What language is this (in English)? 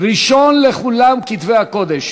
Hebrew